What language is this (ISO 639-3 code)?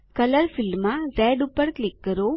guj